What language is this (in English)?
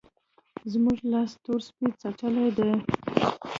Pashto